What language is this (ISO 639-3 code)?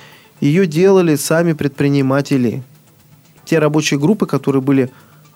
rus